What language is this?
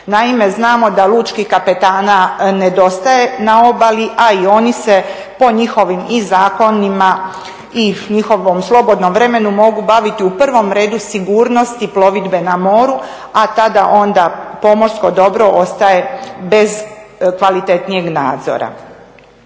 Croatian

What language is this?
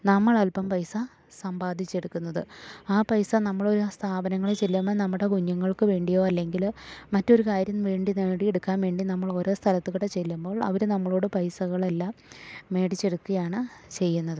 Malayalam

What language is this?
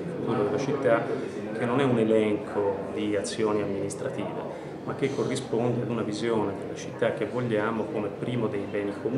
Italian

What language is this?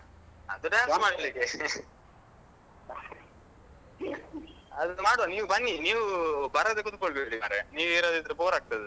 Kannada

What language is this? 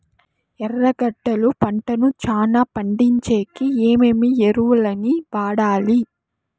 Telugu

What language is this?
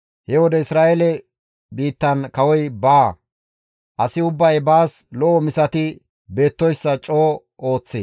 Gamo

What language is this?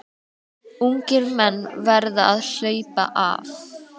Icelandic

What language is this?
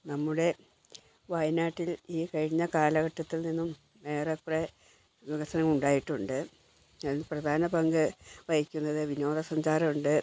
Malayalam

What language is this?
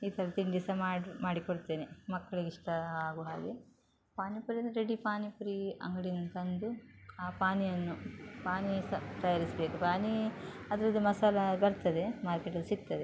Kannada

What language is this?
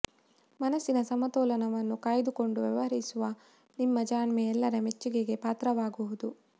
Kannada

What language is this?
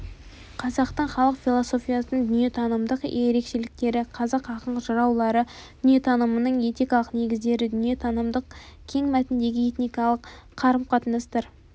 Kazakh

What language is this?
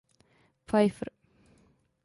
Czech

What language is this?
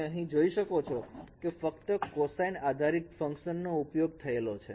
Gujarati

